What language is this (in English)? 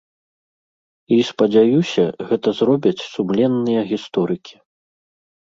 Belarusian